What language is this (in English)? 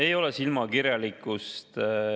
Estonian